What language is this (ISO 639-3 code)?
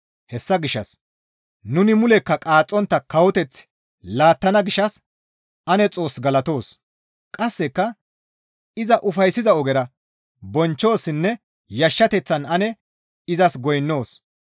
gmv